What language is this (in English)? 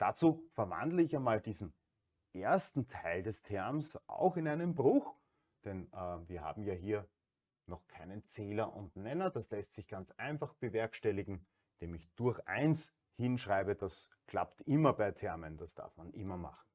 German